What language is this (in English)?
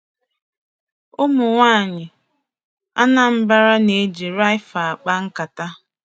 Igbo